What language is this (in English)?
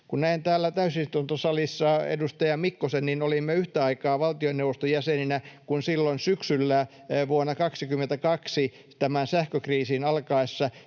Finnish